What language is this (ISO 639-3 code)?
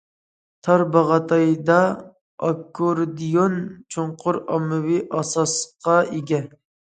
uig